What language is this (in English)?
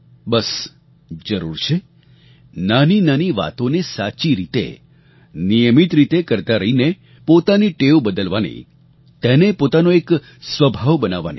Gujarati